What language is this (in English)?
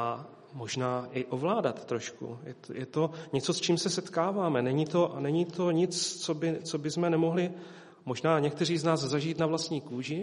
Czech